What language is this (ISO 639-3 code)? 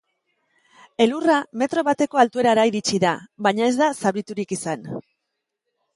eus